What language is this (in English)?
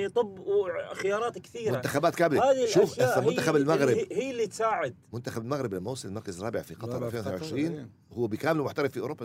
Arabic